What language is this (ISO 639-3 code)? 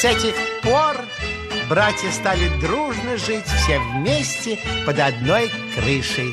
rus